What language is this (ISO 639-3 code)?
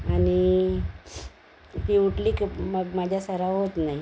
mar